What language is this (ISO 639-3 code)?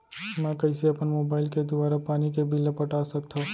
hne